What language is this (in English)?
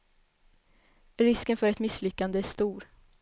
Swedish